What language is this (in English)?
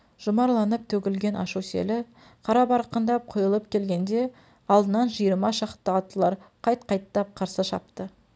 Kazakh